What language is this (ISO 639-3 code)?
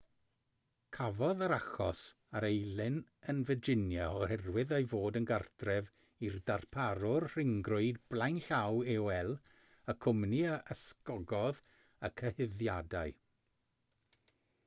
cym